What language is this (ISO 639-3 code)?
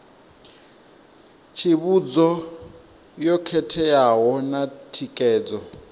ven